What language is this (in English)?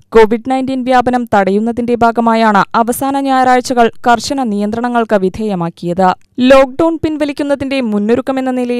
Indonesian